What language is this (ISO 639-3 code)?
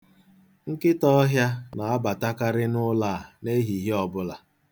ibo